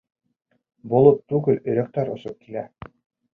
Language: Bashkir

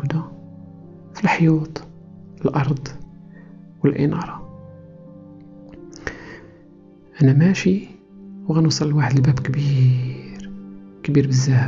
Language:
Arabic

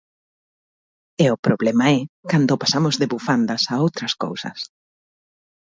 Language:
Galician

